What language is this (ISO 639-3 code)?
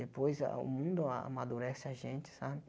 por